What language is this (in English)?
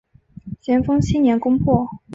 Chinese